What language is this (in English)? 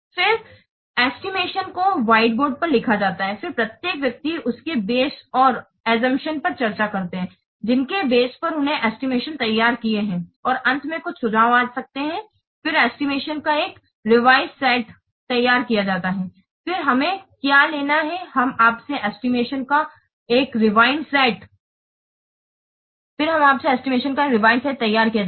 Hindi